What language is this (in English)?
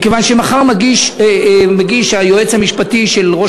Hebrew